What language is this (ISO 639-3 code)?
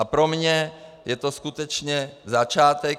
ces